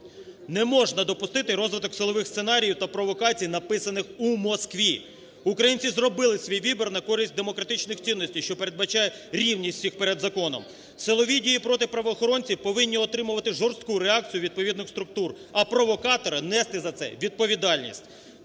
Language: Ukrainian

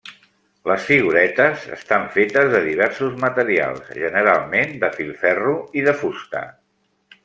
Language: Catalan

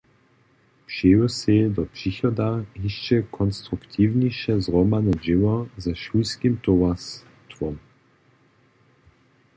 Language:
Upper Sorbian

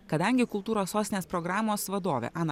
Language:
Lithuanian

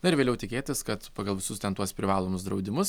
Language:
Lithuanian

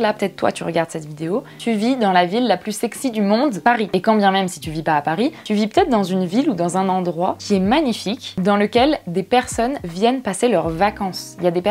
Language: French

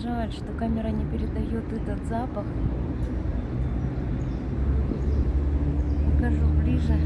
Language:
Russian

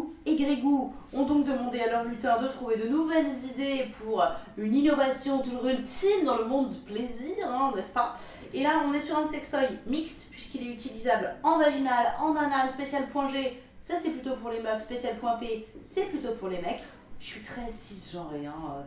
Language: French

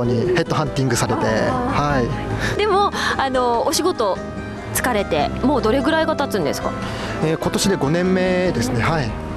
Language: Japanese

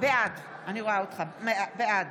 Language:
Hebrew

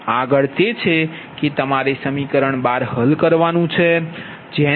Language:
Gujarati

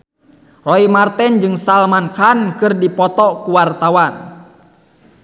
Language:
Sundanese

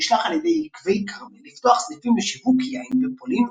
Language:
Hebrew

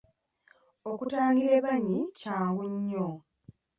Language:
Ganda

